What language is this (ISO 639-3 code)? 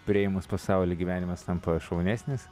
lit